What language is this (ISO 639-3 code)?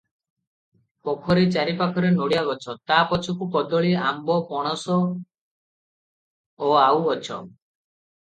ori